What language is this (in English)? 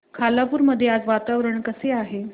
Marathi